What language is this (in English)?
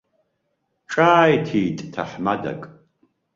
Abkhazian